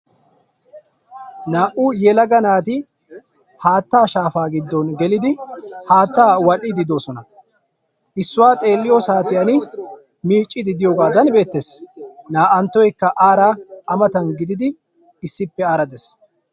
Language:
Wolaytta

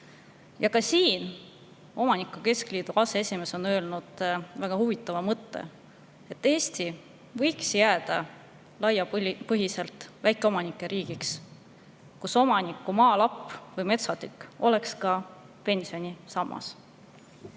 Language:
Estonian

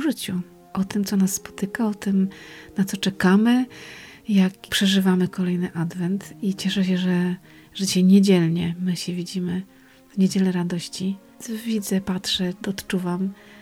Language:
Polish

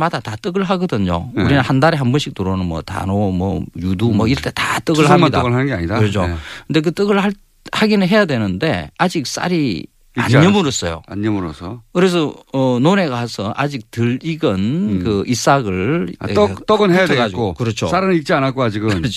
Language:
Korean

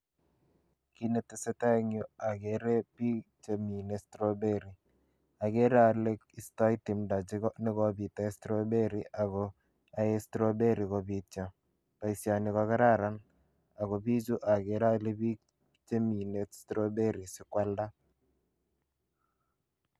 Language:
Kalenjin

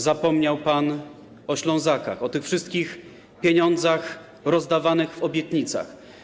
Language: Polish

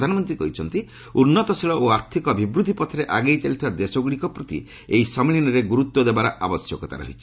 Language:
Odia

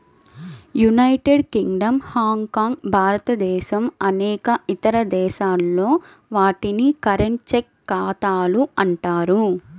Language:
Telugu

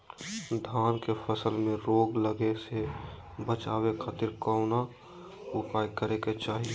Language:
Magahi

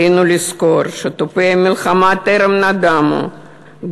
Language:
Hebrew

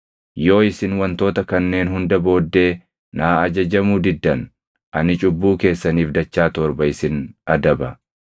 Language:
Oromo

